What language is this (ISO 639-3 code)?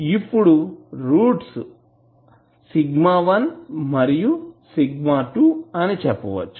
tel